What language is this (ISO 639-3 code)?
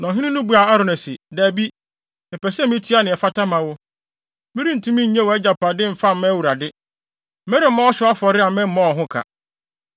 aka